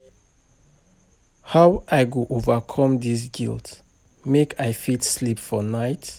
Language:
Nigerian Pidgin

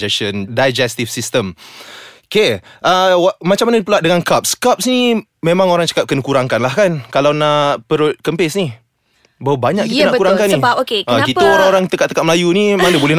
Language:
Malay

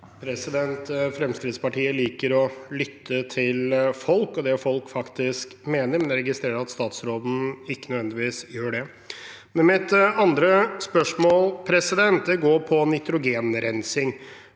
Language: Norwegian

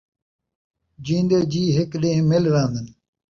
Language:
Saraiki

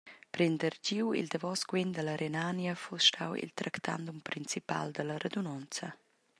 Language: Romansh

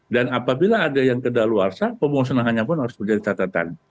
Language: Indonesian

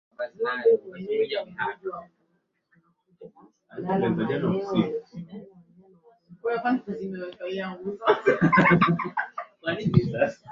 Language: Swahili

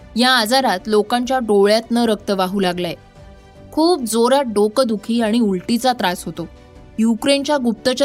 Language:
Marathi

